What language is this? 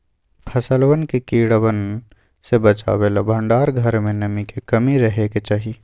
Magahi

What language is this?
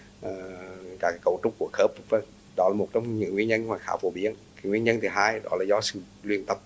Vietnamese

